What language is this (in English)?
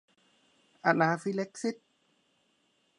Thai